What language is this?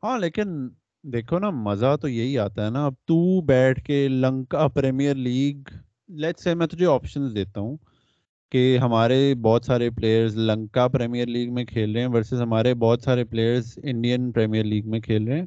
Urdu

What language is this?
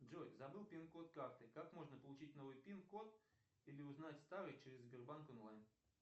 Russian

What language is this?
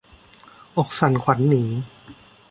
Thai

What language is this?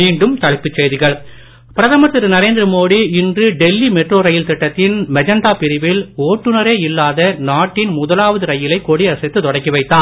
Tamil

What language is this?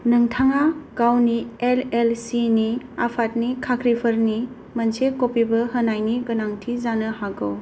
Bodo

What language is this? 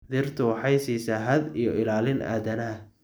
Somali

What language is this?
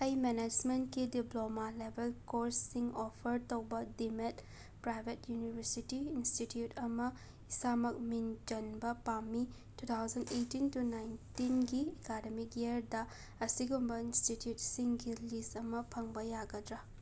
Manipuri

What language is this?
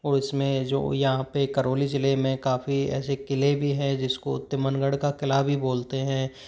Hindi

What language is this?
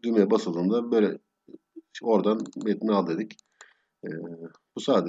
Turkish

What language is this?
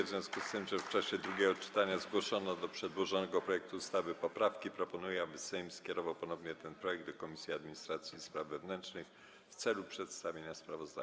Polish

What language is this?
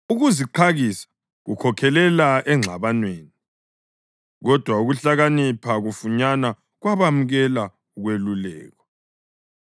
North Ndebele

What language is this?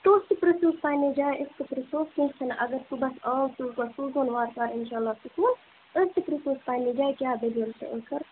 Kashmiri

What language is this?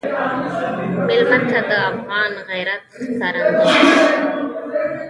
Pashto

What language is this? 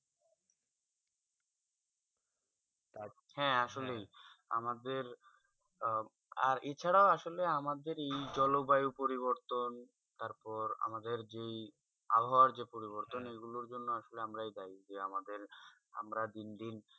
Bangla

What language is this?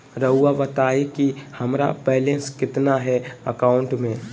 Magahi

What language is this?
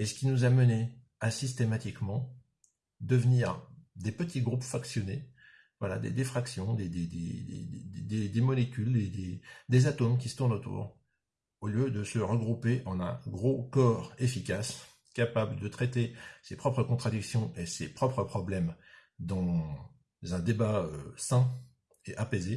French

